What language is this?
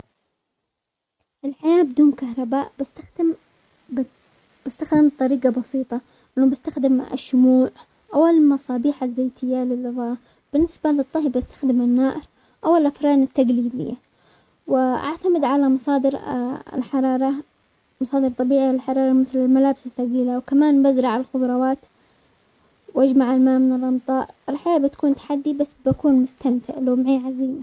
Omani Arabic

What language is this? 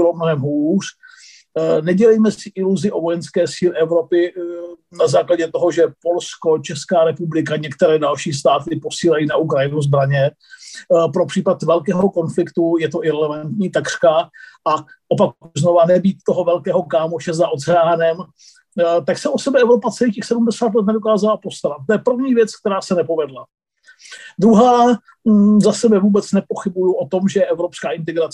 Czech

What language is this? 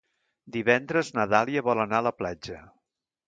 Catalan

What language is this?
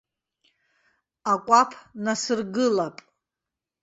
Abkhazian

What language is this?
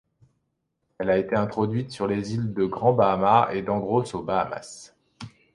French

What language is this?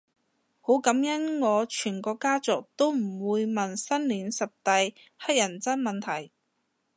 Cantonese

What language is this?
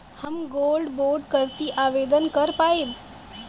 Bhojpuri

